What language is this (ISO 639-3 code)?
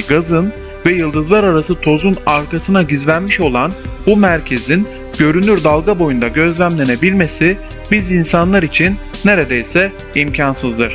tur